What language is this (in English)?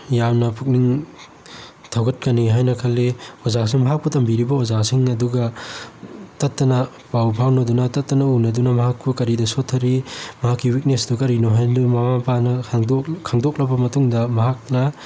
Manipuri